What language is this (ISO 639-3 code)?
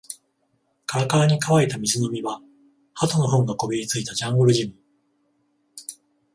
jpn